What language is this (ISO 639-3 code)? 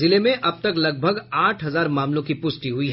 hin